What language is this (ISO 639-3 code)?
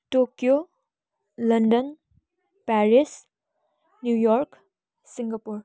nep